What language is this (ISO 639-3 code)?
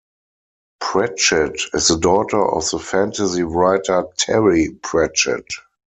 eng